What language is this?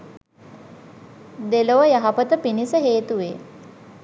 Sinhala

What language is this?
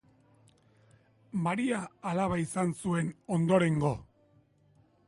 Basque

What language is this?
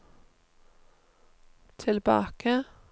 Norwegian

